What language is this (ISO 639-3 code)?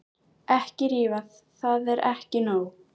isl